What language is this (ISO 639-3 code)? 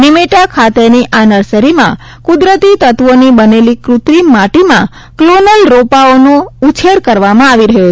guj